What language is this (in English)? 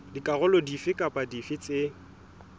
Southern Sotho